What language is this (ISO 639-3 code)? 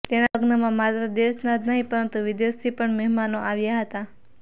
guj